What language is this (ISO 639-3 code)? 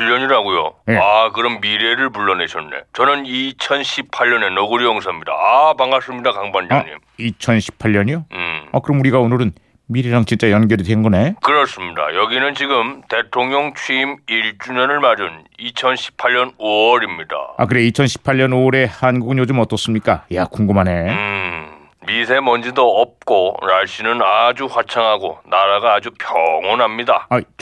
kor